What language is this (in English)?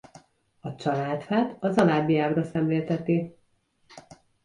Hungarian